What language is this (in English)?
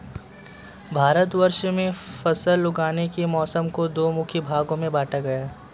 Hindi